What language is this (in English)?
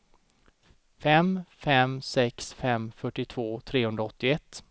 Swedish